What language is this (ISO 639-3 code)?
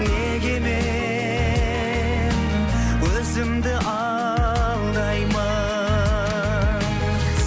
kaz